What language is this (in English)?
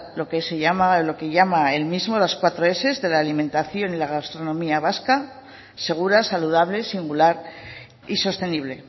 Spanish